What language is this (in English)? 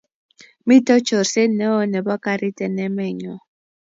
Kalenjin